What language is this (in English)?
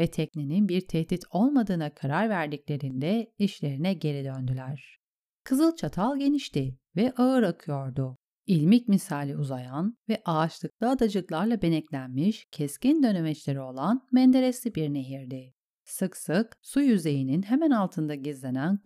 Turkish